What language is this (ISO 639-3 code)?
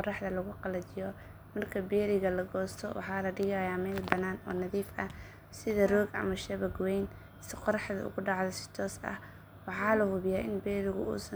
som